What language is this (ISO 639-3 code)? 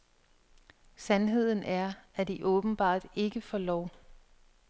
dan